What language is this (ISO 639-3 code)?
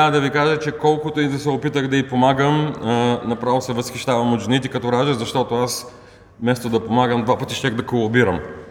bul